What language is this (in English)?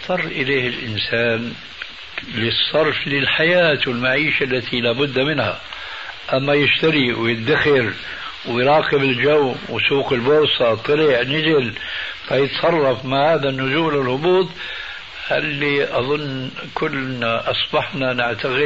Arabic